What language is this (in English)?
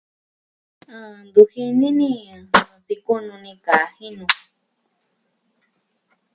Southwestern Tlaxiaco Mixtec